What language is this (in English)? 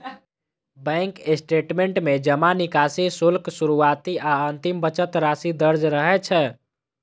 Maithili